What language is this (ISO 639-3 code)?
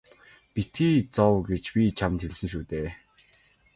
mon